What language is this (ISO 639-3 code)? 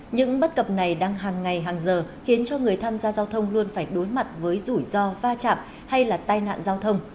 vie